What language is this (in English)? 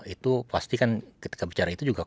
Indonesian